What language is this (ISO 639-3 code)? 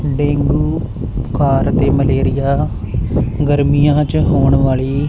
pan